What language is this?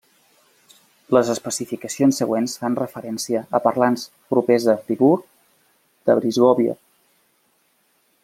Catalan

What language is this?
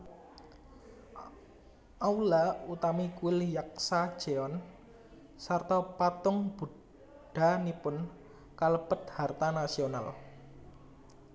Javanese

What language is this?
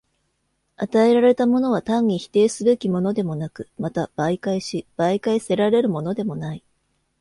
Japanese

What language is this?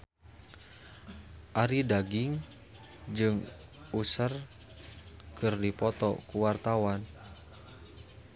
Sundanese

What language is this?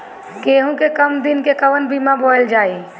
Bhojpuri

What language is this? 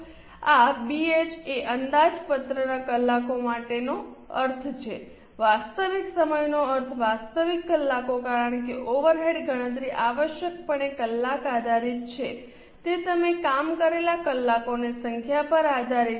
Gujarati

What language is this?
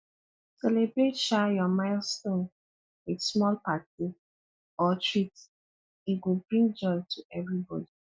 Nigerian Pidgin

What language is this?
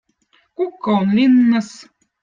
Votic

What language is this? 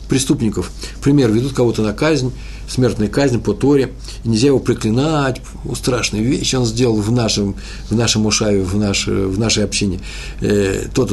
Russian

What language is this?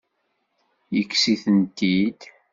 Kabyle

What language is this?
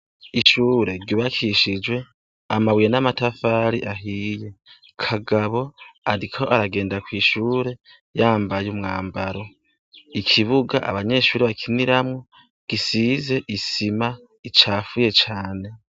Rundi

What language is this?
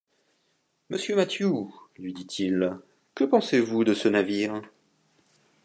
French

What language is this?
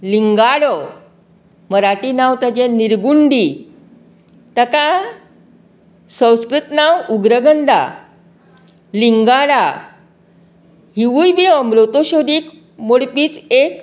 Konkani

